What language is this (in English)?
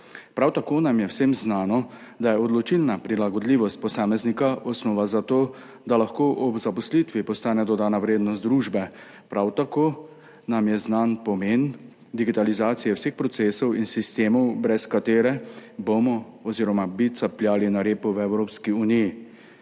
Slovenian